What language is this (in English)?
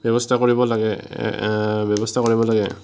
Assamese